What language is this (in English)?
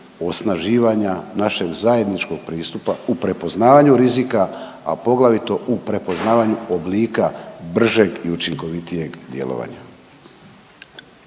Croatian